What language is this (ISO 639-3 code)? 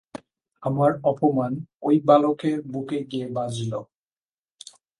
ben